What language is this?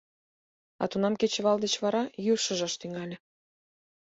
Mari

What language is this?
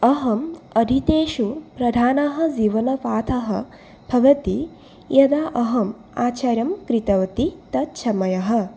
Sanskrit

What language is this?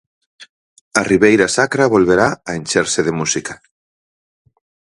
Galician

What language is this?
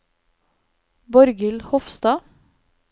Norwegian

